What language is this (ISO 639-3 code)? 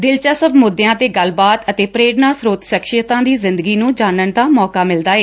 pan